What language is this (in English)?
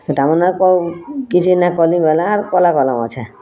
Odia